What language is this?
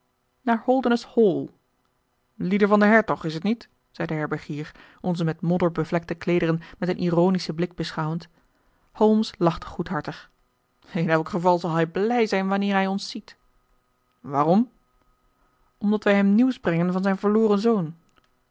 Dutch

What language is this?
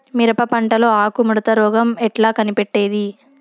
Telugu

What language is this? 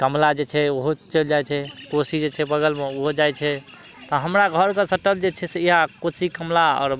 Maithili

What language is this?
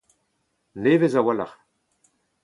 Breton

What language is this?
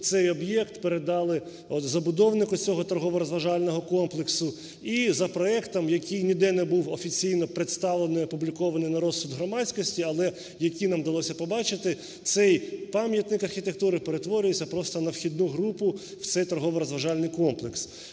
Ukrainian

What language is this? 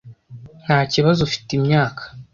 Kinyarwanda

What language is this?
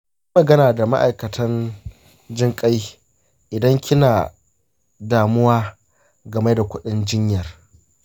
Hausa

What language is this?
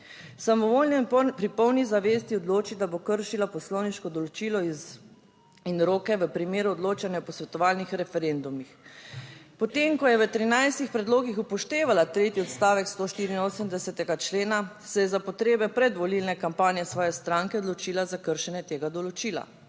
Slovenian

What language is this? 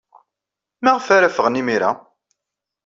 Kabyle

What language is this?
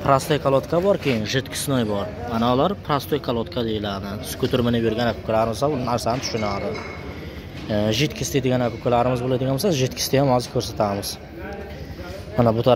Turkish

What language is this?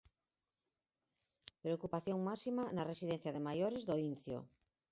Galician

